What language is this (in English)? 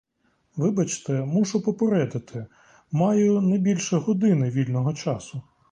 Ukrainian